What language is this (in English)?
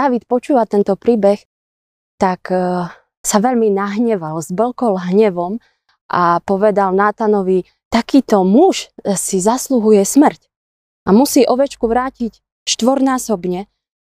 Slovak